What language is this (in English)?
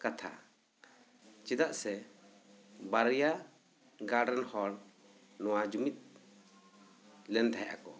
Santali